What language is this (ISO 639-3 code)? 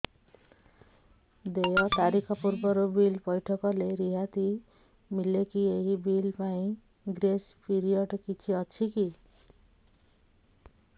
ori